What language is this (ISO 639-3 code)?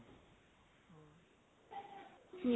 asm